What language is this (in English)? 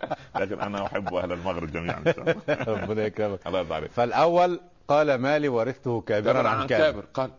Arabic